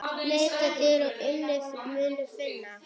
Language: Icelandic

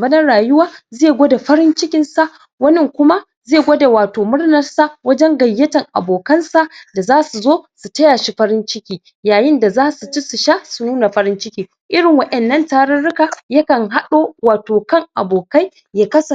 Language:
Hausa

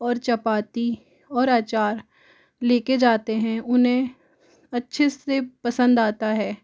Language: Hindi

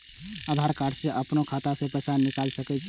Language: Maithili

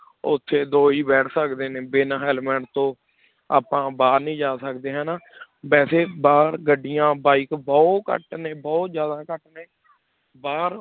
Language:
Punjabi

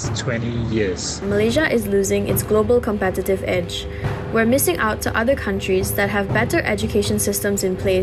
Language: Malay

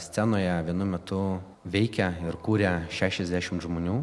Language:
Lithuanian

